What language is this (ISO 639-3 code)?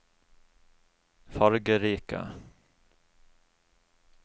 nor